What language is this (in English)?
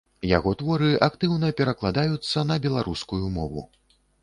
Belarusian